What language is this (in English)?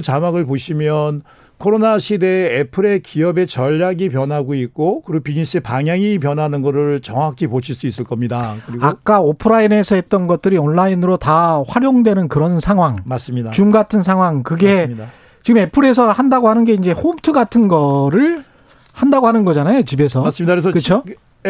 Korean